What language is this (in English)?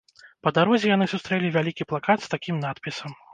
Belarusian